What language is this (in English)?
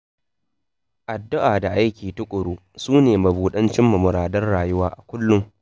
Hausa